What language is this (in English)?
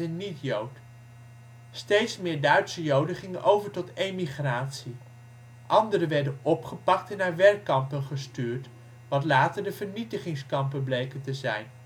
Dutch